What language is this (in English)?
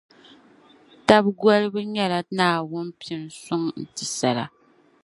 Dagbani